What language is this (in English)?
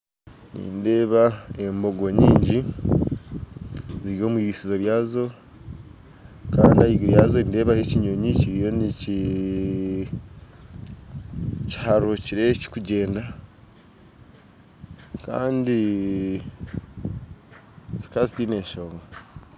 Nyankole